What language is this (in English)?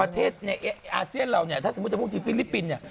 Thai